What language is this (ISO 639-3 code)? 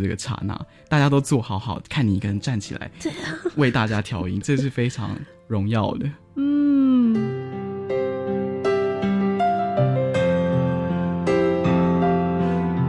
zho